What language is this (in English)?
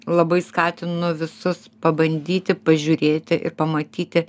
Lithuanian